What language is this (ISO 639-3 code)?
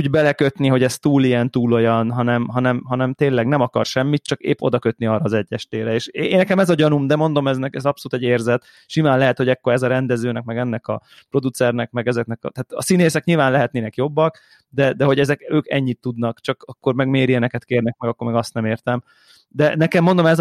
hun